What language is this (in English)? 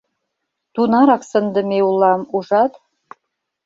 Mari